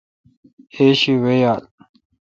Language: Kalkoti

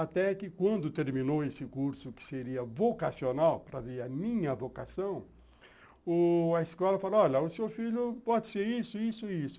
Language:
Portuguese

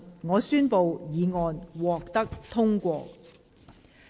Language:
Cantonese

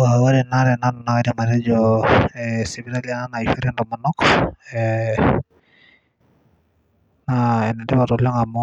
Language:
Masai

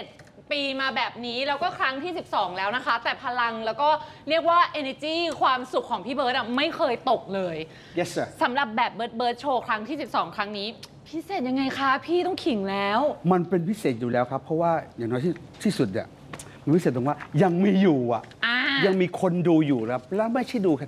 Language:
Thai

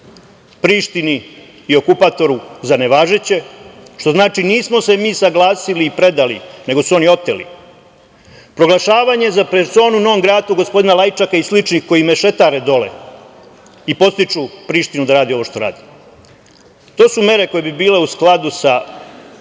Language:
Serbian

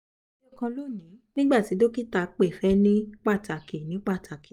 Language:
Yoruba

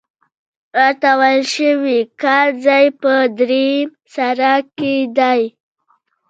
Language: Pashto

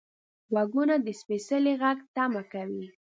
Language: Pashto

